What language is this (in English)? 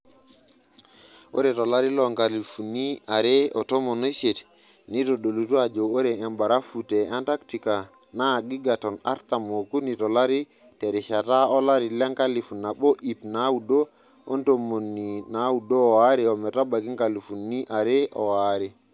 Masai